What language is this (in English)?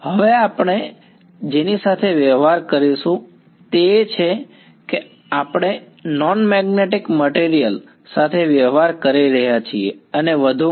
Gujarati